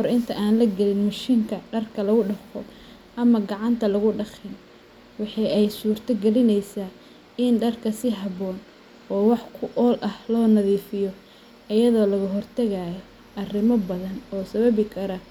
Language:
Somali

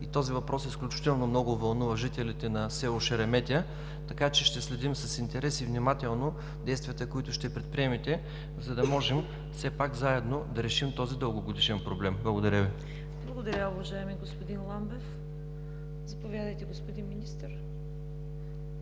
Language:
Bulgarian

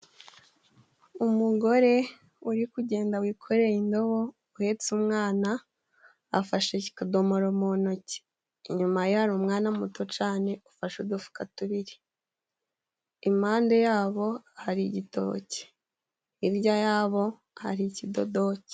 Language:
Kinyarwanda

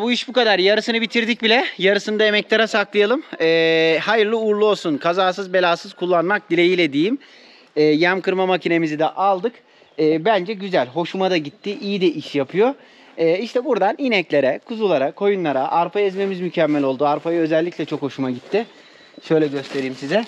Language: Turkish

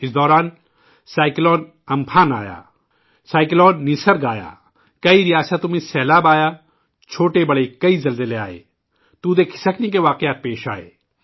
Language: Urdu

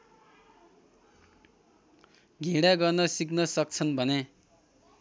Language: Nepali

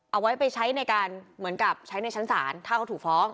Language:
Thai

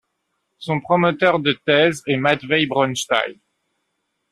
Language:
French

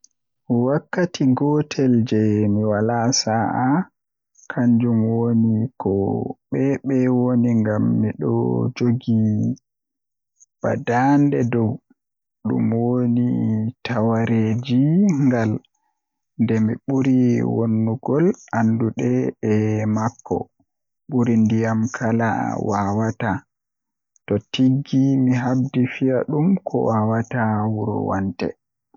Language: Western Niger Fulfulde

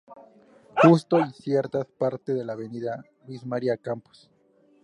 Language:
Spanish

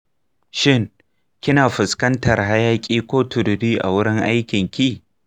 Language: Hausa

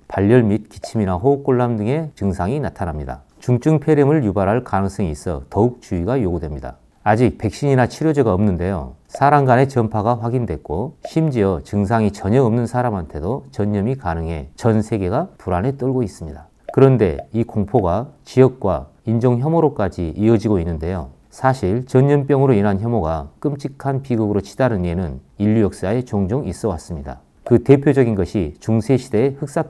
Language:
Korean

